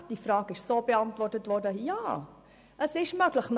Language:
Swiss German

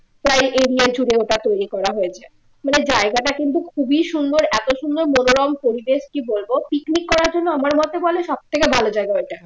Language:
Bangla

